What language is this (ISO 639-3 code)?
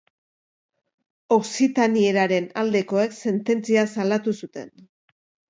eus